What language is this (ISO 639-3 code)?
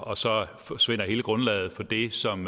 dan